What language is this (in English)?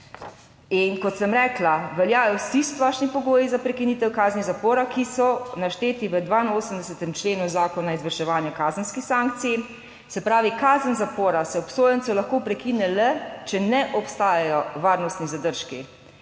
Slovenian